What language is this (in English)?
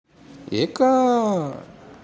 Tandroy-Mahafaly Malagasy